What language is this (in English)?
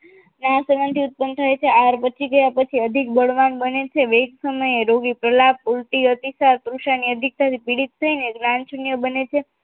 Gujarati